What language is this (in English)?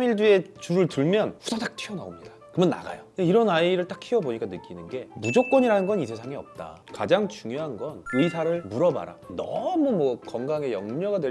Korean